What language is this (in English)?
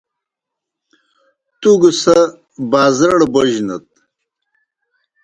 Kohistani Shina